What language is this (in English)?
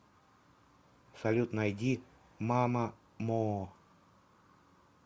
Russian